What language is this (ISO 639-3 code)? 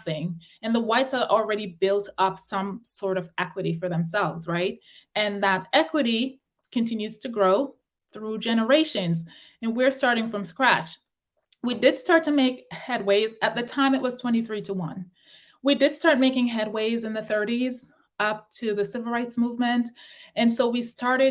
eng